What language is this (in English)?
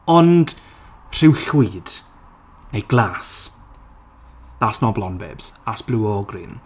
Welsh